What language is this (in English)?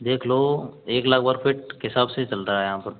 Hindi